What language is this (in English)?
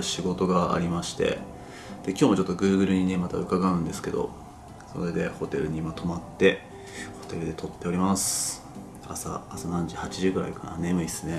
Japanese